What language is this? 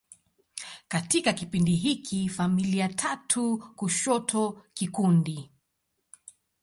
Swahili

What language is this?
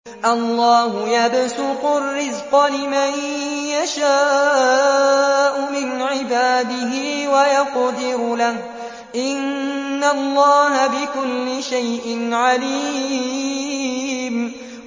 Arabic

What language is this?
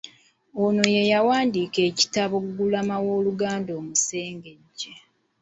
Ganda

